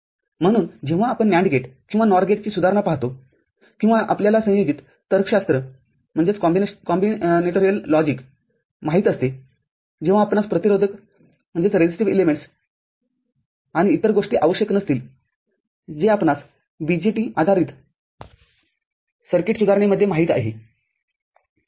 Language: Marathi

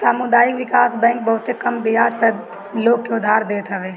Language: Bhojpuri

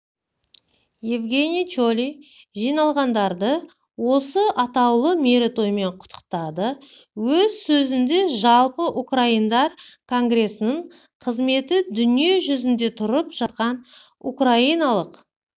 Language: Kazakh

